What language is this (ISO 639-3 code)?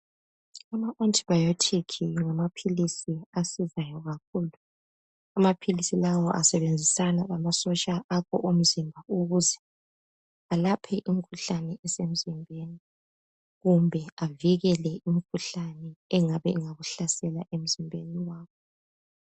nde